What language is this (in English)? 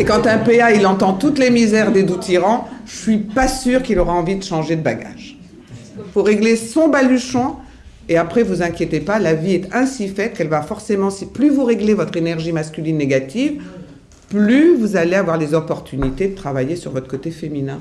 French